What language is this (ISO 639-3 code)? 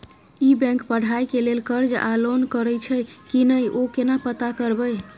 mai